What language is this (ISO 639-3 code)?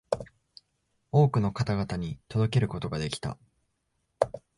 jpn